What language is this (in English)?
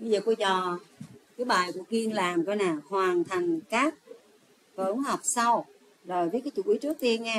Vietnamese